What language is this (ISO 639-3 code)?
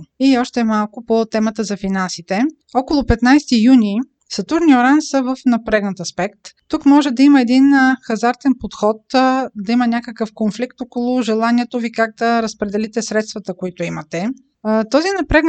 bul